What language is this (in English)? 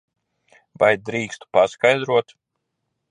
Latvian